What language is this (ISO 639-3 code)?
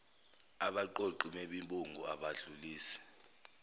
zul